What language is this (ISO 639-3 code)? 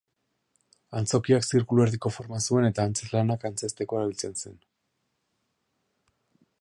eus